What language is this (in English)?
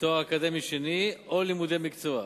Hebrew